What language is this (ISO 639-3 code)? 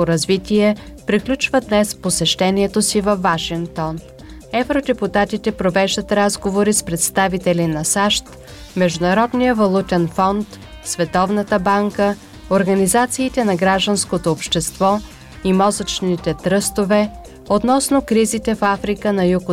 bul